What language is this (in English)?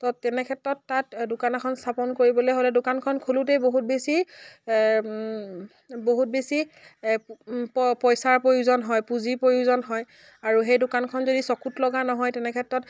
Assamese